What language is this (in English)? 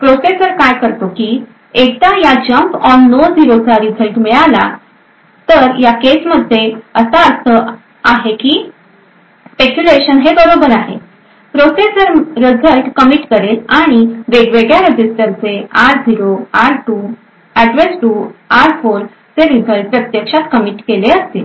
Marathi